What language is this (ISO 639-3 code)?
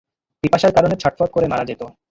ben